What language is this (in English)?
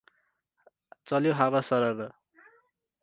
Nepali